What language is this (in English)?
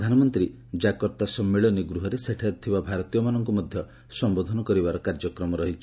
Odia